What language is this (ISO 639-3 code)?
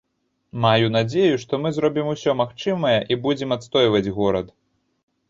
bel